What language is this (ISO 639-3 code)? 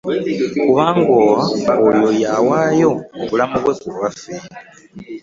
lug